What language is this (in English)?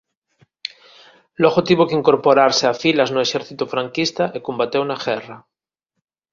Galician